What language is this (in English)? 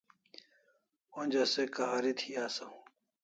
Kalasha